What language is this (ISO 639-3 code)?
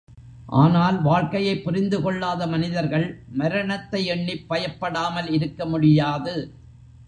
tam